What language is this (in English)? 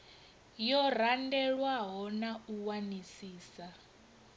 Venda